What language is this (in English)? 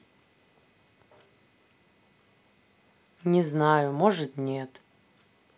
Russian